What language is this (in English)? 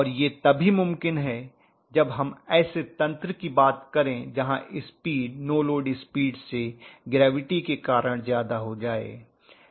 Hindi